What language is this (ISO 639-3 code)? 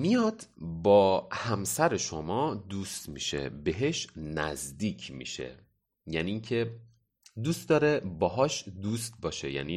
fas